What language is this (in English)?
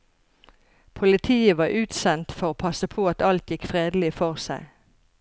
Norwegian